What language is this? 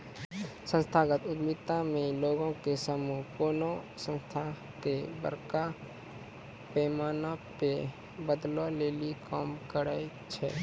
Maithili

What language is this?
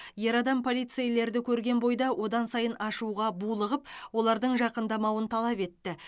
Kazakh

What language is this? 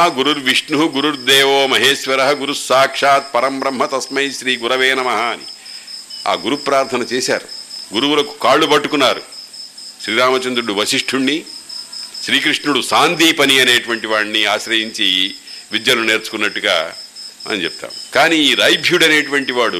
Telugu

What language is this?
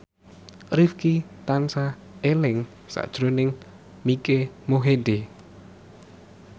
Javanese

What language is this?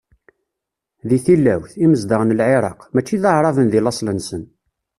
Kabyle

